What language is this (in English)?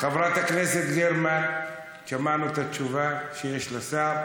Hebrew